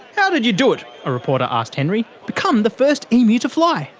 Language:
English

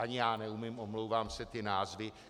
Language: Czech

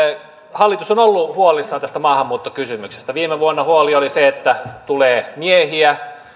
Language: Finnish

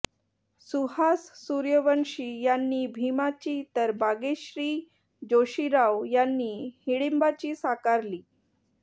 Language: Marathi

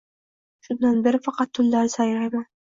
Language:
Uzbek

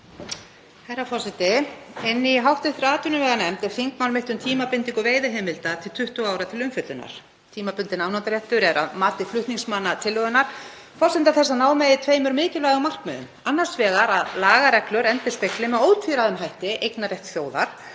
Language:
Icelandic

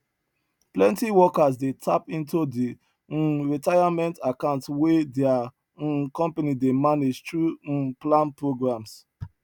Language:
Nigerian Pidgin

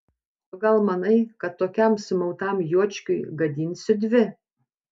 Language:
Lithuanian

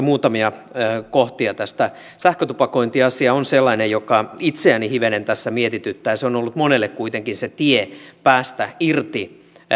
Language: Finnish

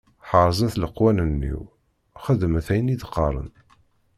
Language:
Kabyle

